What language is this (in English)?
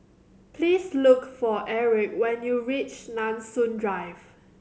English